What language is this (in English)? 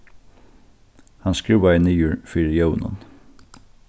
Faroese